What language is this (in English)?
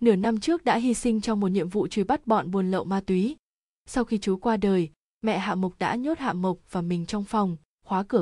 Vietnamese